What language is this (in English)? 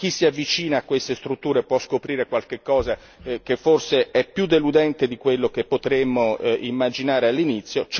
Italian